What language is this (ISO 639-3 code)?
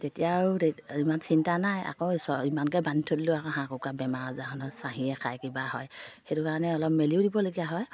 asm